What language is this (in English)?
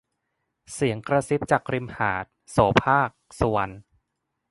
Thai